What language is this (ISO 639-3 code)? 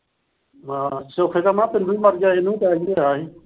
pan